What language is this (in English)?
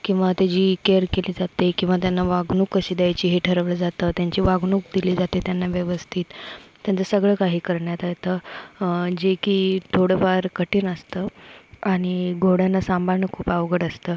Marathi